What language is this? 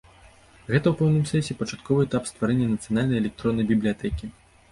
Belarusian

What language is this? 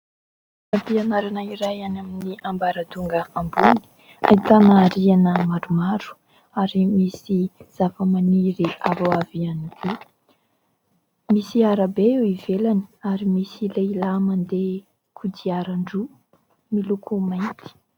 Malagasy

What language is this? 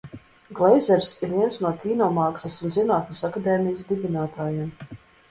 Latvian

